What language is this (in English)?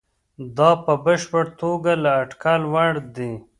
Pashto